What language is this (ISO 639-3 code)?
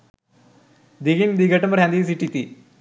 sin